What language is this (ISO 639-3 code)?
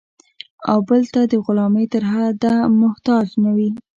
pus